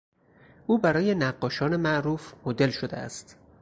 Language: Persian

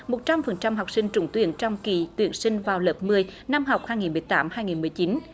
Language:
Vietnamese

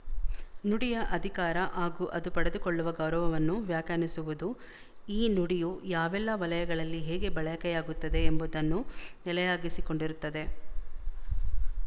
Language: Kannada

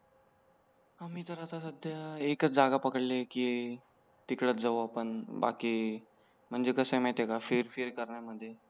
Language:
Marathi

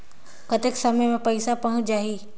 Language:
Chhattisgarhi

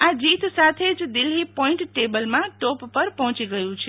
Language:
Gujarati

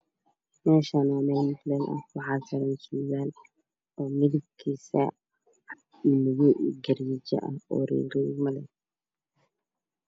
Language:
Somali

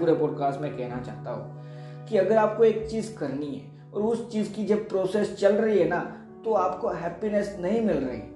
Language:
Hindi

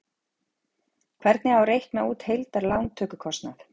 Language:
Icelandic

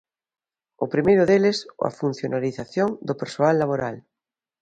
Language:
Galician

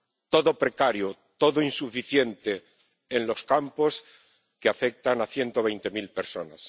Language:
Spanish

